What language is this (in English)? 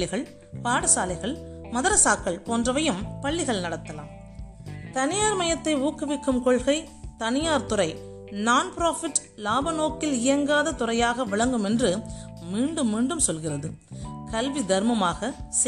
Tamil